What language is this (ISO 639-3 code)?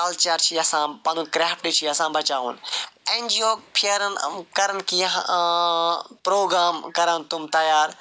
kas